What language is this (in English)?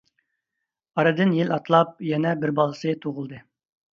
Uyghur